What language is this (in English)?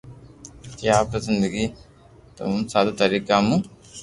Loarki